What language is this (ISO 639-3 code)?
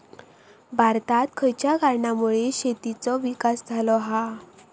mar